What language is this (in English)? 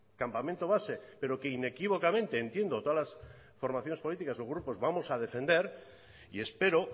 Spanish